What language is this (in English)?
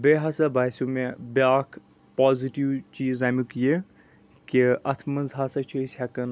Kashmiri